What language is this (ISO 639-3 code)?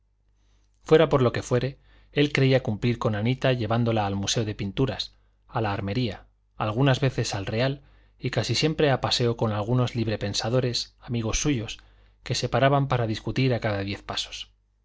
spa